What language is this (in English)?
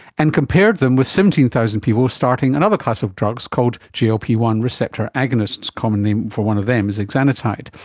English